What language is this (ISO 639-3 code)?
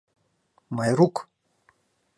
chm